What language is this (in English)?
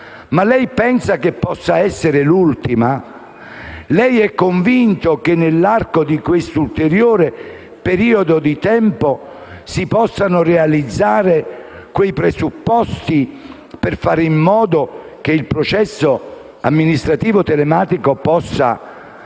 Italian